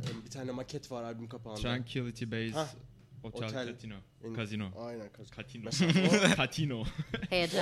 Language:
Turkish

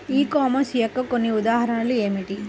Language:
Telugu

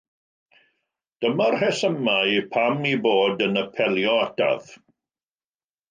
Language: Welsh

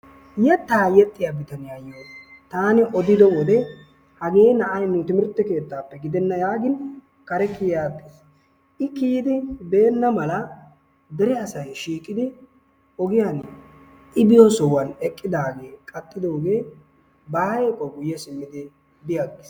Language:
Wolaytta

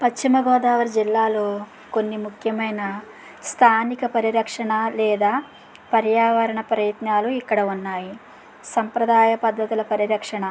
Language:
Telugu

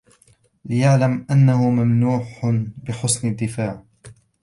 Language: Arabic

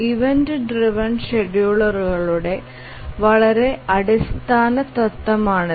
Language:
Malayalam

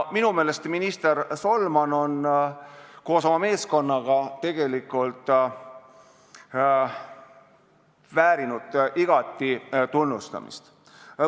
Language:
Estonian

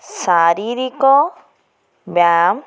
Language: Odia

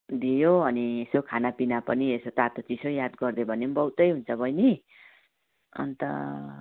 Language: Nepali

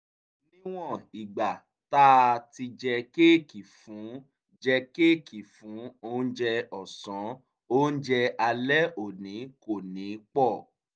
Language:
Yoruba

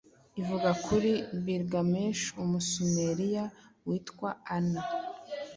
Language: Kinyarwanda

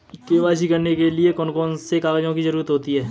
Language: Hindi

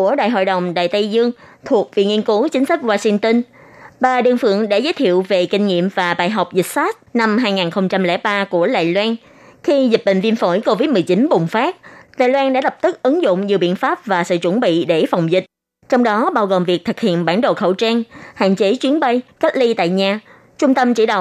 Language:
Vietnamese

